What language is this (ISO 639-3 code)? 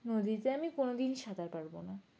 ben